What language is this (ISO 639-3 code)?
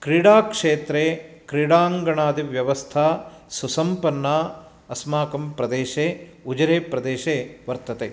san